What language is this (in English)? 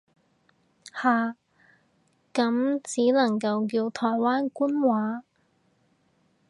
Cantonese